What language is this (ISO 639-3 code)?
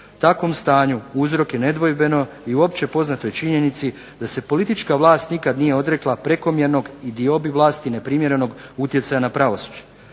hrv